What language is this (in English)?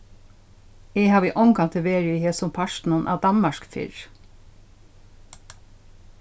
Faroese